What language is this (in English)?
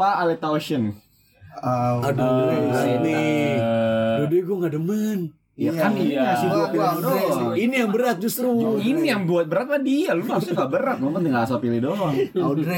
Indonesian